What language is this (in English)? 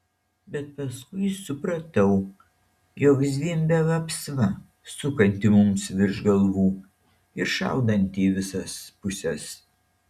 Lithuanian